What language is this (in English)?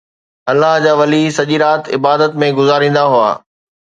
Sindhi